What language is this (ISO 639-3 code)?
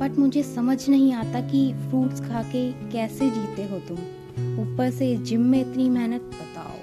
hin